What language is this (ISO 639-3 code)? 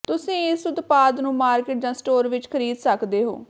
pan